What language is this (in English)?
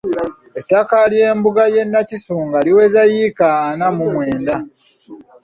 Ganda